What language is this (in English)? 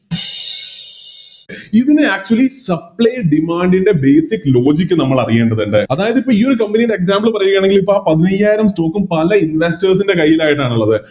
Malayalam